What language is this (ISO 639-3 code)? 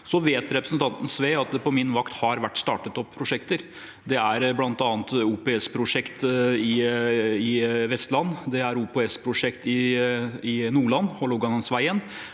nor